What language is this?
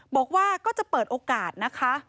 Thai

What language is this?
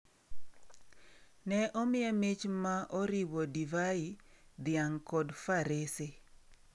Luo (Kenya and Tanzania)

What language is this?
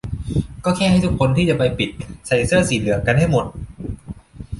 Thai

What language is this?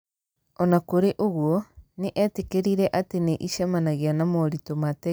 Kikuyu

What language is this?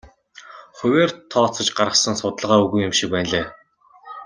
Mongolian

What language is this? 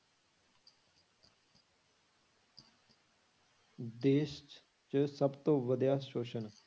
Punjabi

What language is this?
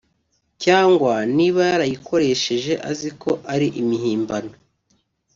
Kinyarwanda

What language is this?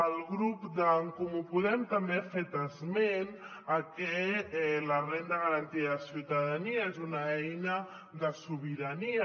Catalan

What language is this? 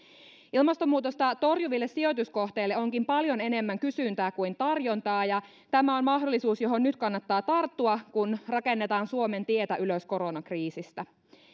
Finnish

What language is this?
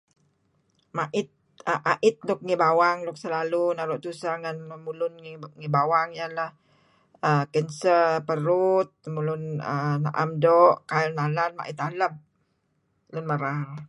Kelabit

